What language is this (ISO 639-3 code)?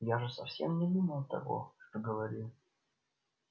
rus